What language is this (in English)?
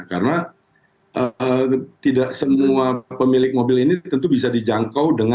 Indonesian